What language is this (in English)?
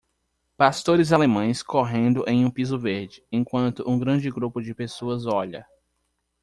Portuguese